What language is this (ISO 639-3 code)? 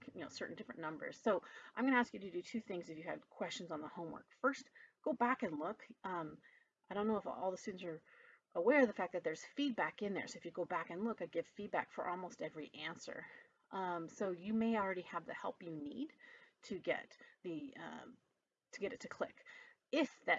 eng